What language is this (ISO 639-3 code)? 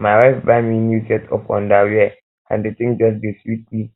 pcm